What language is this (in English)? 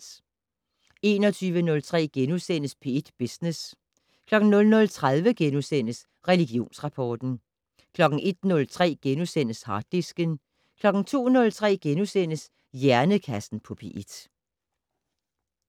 Danish